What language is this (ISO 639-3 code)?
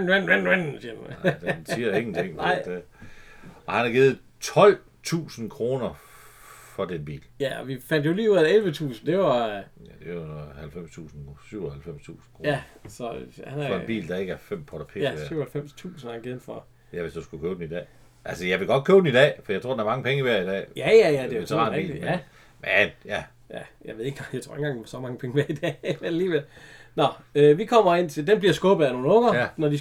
dan